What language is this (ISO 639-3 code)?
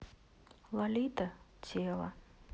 rus